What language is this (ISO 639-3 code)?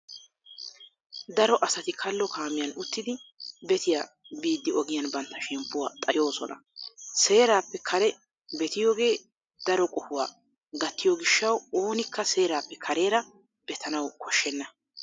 wal